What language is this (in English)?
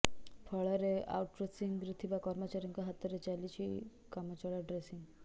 Odia